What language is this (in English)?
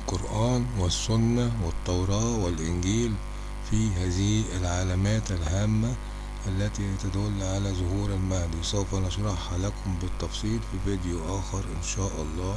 Arabic